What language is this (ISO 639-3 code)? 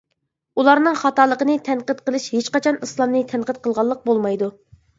uig